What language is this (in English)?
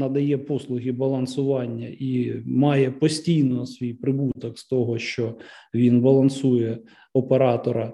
Ukrainian